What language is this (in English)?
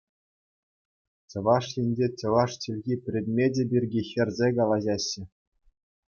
Chuvash